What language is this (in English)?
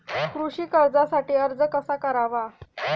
Marathi